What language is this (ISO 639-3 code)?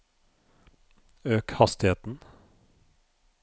nor